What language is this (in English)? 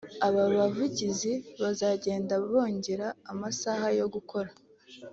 Kinyarwanda